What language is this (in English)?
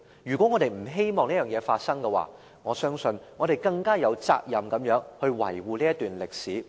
Cantonese